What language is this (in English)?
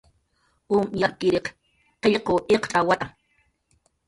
Jaqaru